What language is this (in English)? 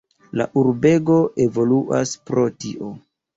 Esperanto